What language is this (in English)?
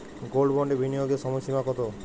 Bangla